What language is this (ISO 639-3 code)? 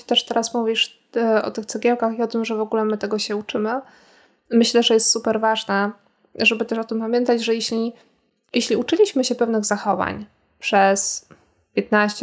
pol